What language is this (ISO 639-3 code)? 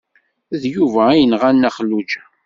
kab